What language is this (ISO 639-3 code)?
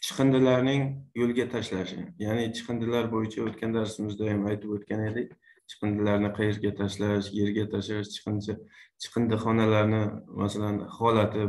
tur